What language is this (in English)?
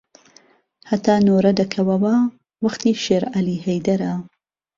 Central Kurdish